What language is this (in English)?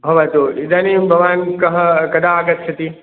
Sanskrit